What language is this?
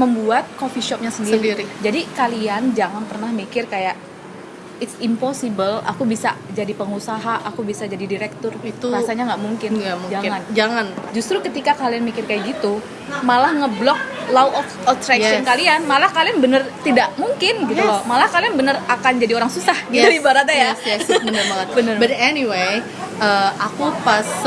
Indonesian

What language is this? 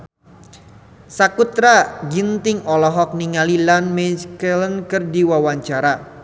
Sundanese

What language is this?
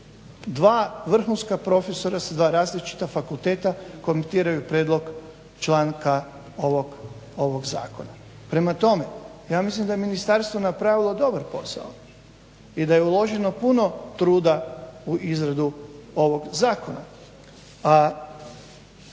Croatian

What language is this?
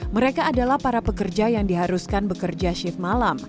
Indonesian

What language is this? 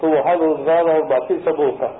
Hindi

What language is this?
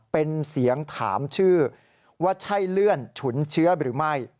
Thai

